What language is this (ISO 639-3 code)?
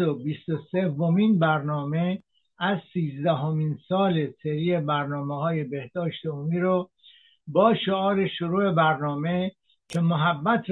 fas